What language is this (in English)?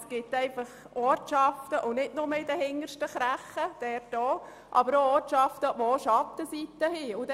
Swiss German